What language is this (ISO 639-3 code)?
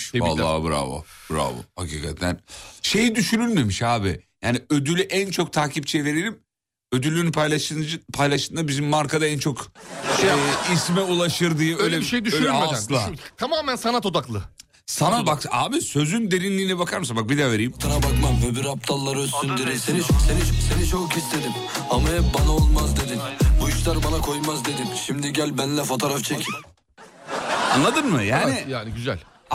tur